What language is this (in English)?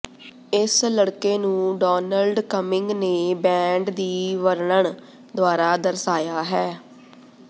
Punjabi